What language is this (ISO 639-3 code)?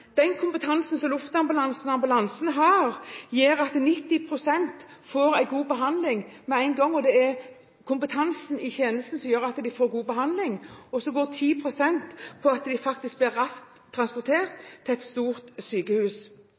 nob